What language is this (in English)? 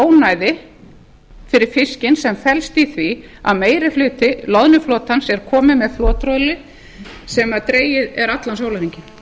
Icelandic